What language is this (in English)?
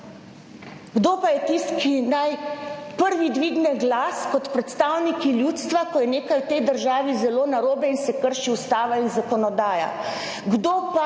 Slovenian